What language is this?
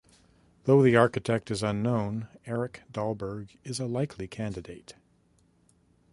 English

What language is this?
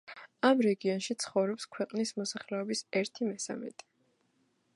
Georgian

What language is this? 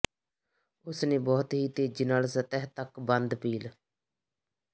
Punjabi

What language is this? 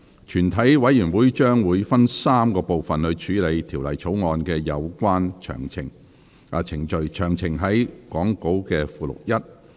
Cantonese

